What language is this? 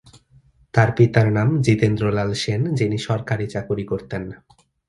Bangla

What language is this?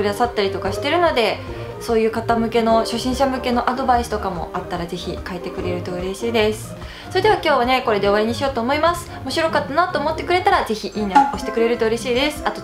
Japanese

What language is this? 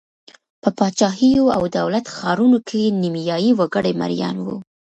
Pashto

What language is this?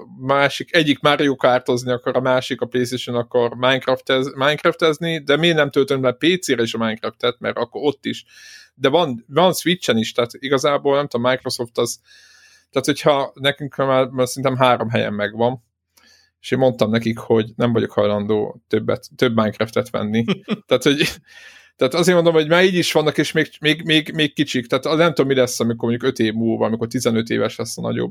Hungarian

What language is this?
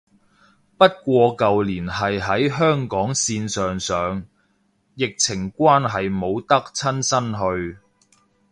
Cantonese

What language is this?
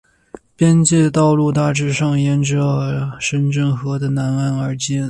Chinese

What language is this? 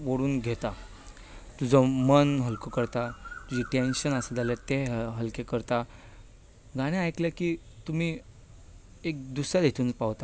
Konkani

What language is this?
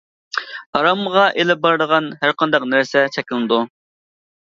Uyghur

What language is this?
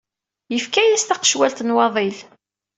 Kabyle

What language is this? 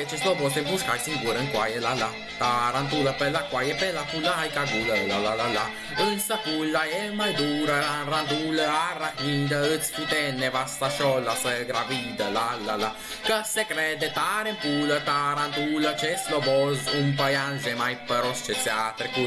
Italian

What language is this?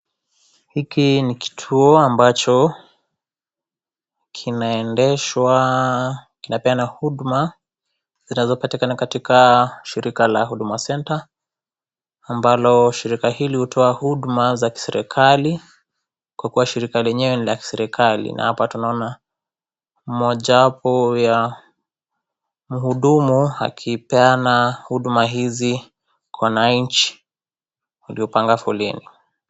Swahili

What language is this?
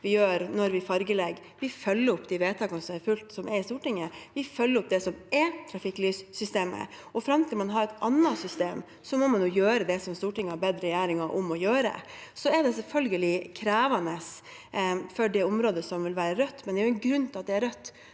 Norwegian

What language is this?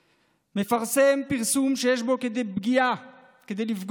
Hebrew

